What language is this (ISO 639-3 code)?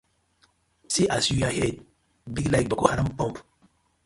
pcm